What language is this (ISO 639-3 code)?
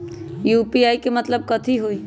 mag